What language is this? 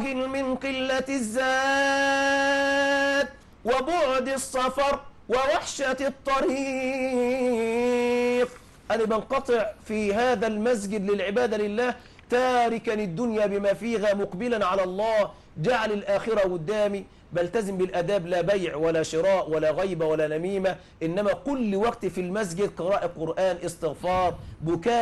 Arabic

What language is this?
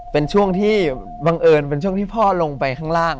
Thai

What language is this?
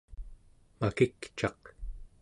Central Yupik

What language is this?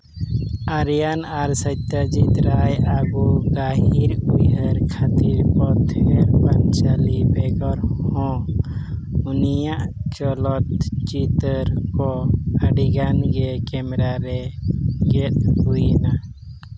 Santali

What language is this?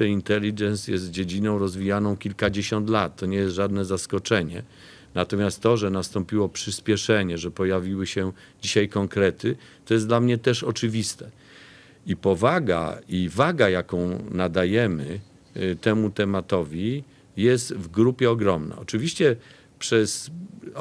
Polish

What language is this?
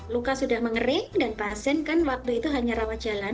Indonesian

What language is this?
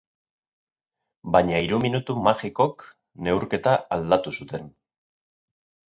Basque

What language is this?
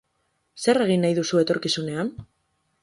Basque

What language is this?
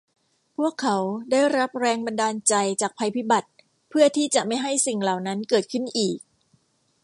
Thai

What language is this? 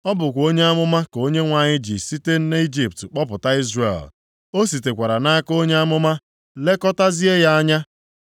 Igbo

